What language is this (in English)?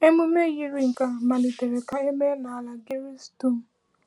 Igbo